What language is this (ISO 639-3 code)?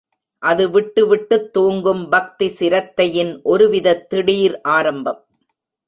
tam